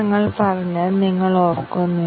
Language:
Malayalam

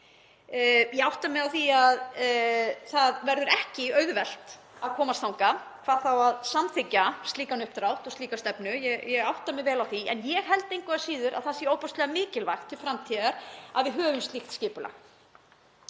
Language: Icelandic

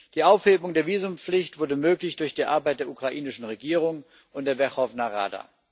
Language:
German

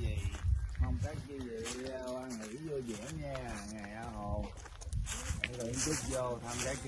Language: Vietnamese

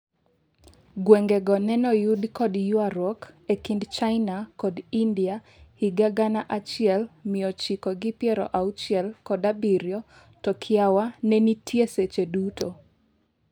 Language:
Luo (Kenya and Tanzania)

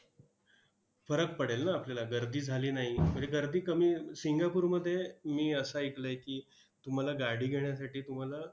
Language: Marathi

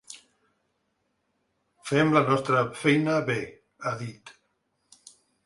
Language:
Catalan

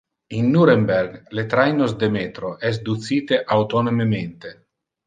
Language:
Interlingua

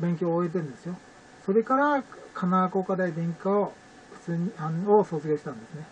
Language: Japanese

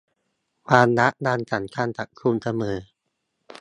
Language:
Thai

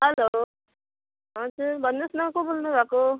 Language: Nepali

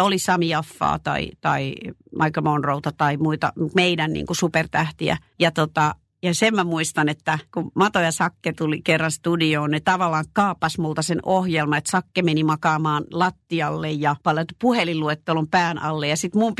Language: Finnish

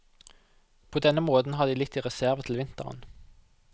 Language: Norwegian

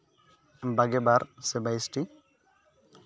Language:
Santali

